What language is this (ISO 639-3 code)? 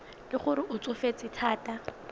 tsn